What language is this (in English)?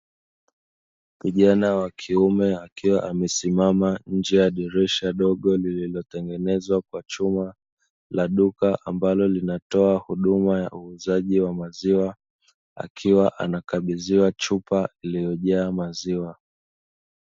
Swahili